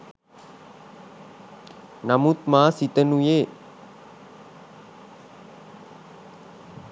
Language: Sinhala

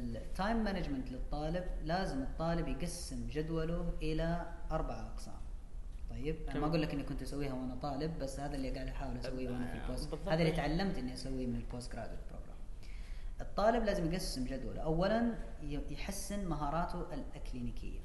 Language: Arabic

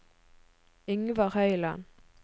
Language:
Norwegian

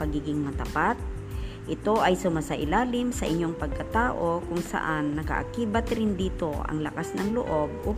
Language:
Filipino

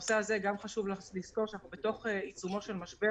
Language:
Hebrew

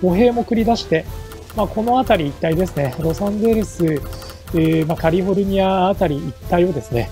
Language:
Japanese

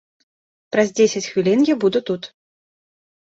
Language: Belarusian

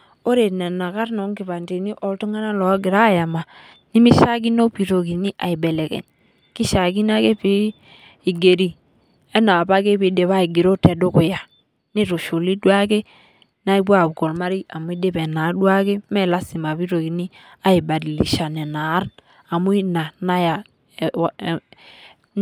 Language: Masai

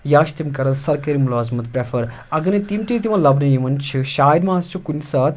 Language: Kashmiri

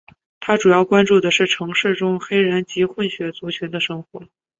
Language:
Chinese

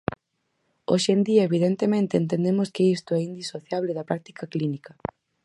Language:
Galician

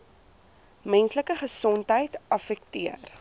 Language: Afrikaans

